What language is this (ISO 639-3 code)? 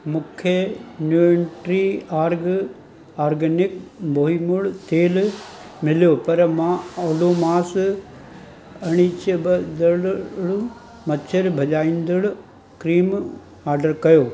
snd